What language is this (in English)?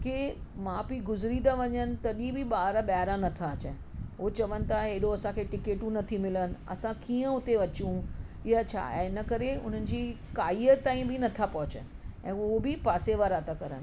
Sindhi